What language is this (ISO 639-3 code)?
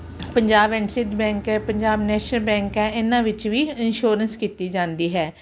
pan